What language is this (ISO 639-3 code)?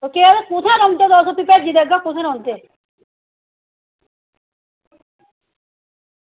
doi